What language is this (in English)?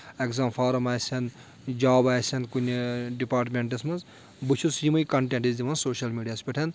Kashmiri